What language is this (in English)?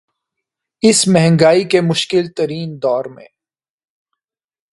Urdu